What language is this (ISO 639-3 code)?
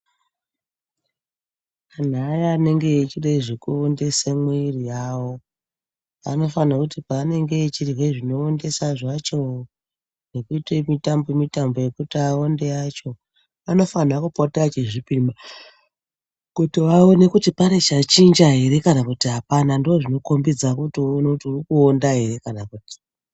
ndc